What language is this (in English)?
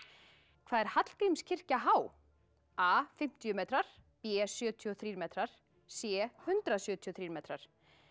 Icelandic